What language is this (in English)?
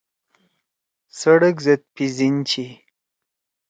Torwali